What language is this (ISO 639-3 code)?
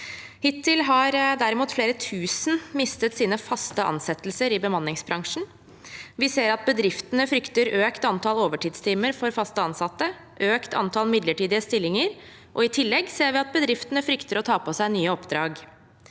nor